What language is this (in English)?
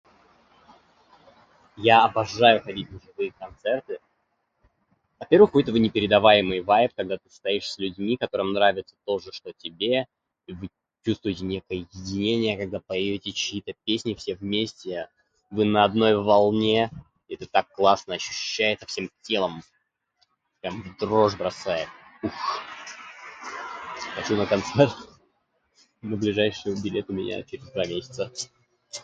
Russian